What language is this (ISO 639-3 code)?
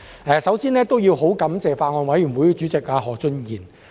yue